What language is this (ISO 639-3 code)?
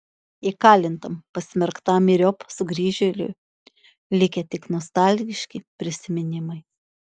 lit